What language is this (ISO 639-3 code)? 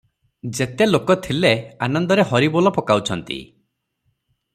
ori